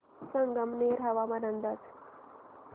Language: Marathi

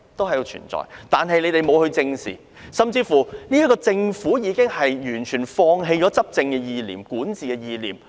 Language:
Cantonese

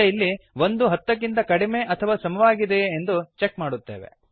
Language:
Kannada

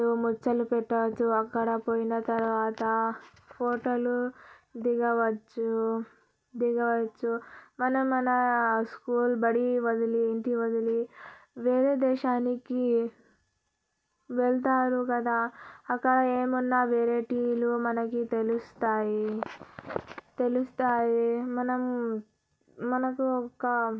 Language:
Telugu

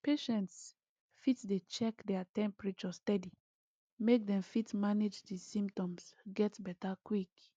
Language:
Nigerian Pidgin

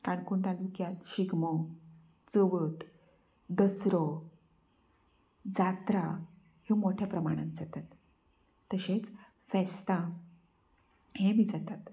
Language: Konkani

